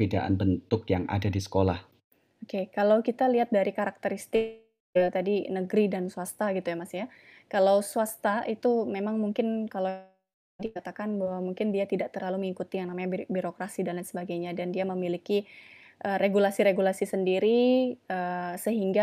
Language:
Indonesian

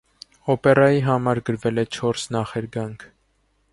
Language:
Armenian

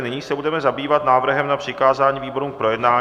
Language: Czech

